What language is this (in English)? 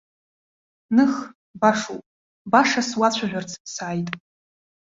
Abkhazian